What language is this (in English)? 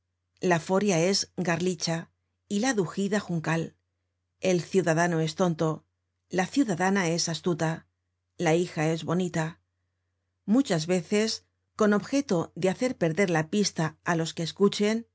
Spanish